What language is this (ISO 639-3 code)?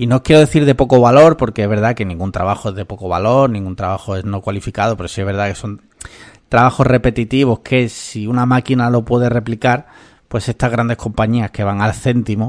spa